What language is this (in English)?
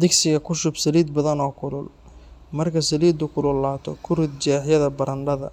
Somali